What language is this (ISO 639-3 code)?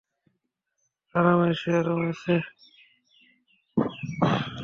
ben